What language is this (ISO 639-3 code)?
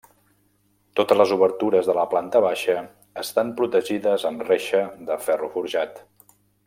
cat